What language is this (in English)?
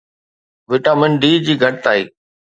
Sindhi